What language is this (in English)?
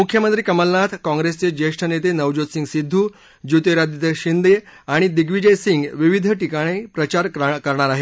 Marathi